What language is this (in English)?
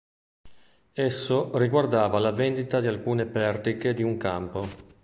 Italian